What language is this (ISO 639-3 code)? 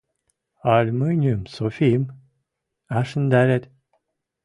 mrj